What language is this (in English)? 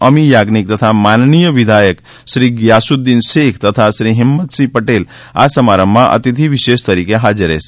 Gujarati